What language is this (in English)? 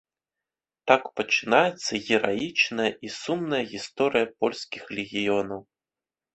Belarusian